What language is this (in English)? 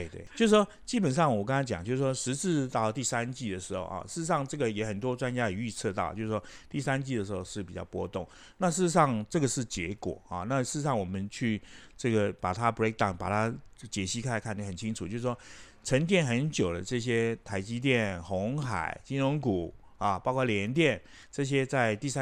Chinese